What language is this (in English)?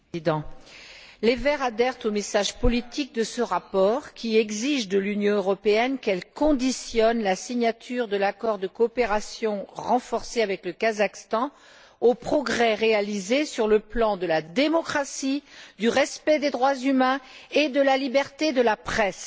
French